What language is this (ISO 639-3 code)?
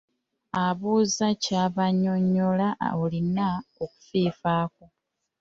lug